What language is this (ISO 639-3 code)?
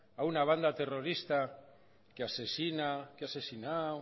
spa